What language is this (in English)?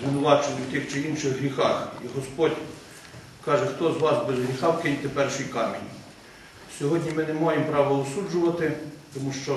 Ukrainian